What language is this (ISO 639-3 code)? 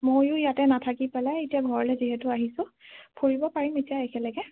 asm